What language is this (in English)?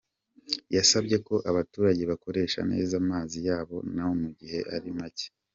Kinyarwanda